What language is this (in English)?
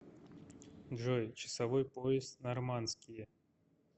Russian